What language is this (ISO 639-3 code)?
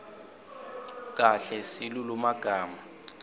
ssw